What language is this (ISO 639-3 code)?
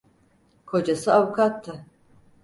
tur